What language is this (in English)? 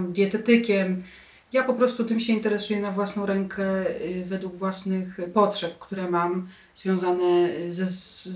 Polish